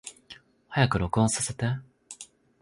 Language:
Japanese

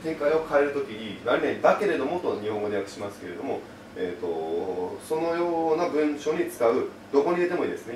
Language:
Japanese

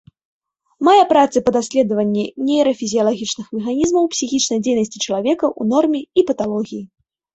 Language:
Belarusian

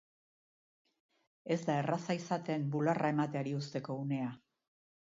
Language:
Basque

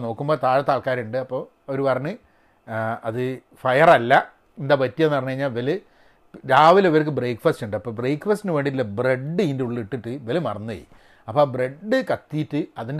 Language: Malayalam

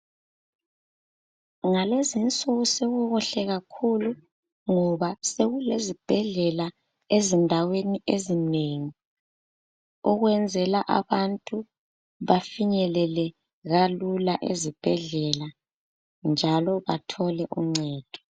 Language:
North Ndebele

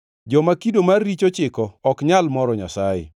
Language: Luo (Kenya and Tanzania)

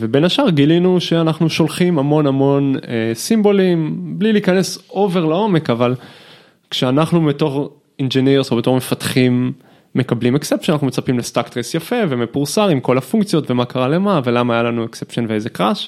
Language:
Hebrew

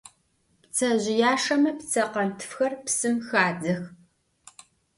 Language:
Adyghe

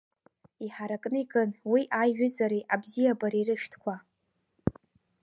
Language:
Abkhazian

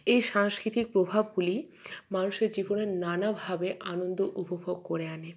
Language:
Bangla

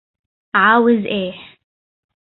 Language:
Arabic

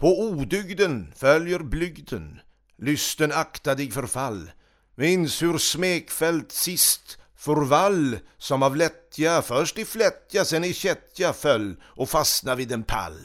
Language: Swedish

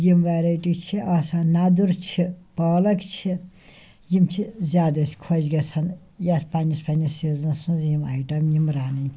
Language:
Kashmiri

